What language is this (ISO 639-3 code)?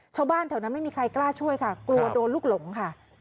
tha